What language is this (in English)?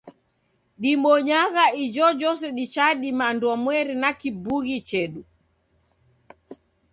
Taita